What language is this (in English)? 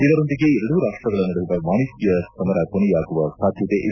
Kannada